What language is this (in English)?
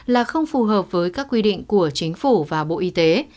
Vietnamese